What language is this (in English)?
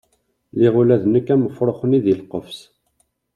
Kabyle